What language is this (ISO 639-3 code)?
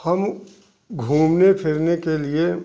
hin